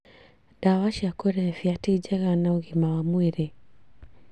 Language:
Kikuyu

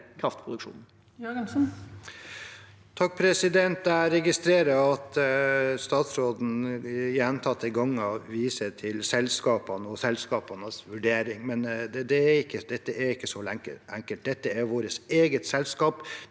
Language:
Norwegian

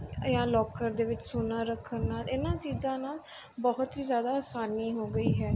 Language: Punjabi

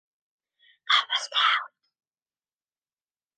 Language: English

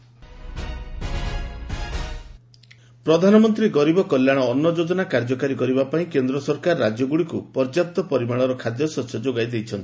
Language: Odia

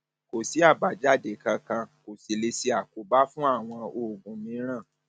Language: Yoruba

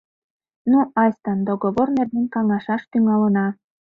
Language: Mari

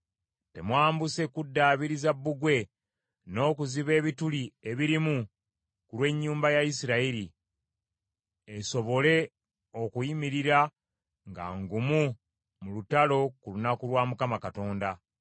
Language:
Ganda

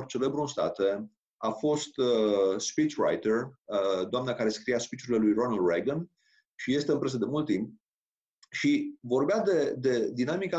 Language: Romanian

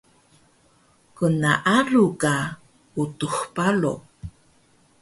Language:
Taroko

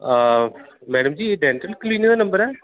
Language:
Dogri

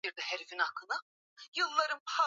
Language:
Swahili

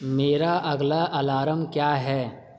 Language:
Urdu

